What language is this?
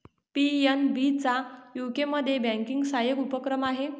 Marathi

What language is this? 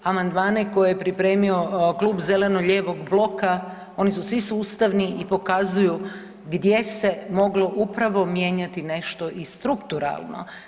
Croatian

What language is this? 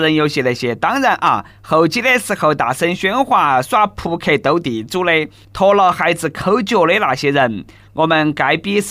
Chinese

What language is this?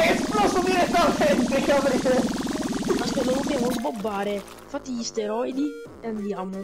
Italian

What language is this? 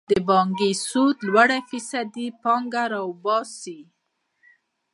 Pashto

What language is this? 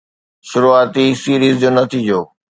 Sindhi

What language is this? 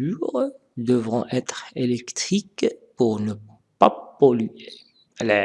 French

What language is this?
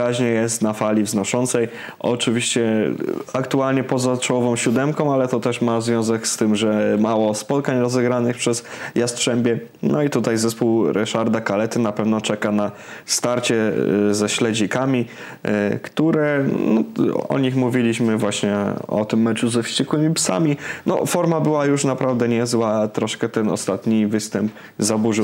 Polish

